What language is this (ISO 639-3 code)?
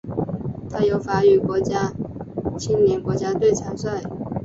zho